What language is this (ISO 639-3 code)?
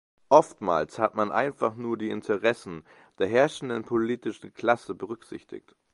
deu